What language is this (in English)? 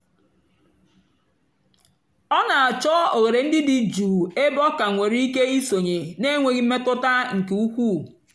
Igbo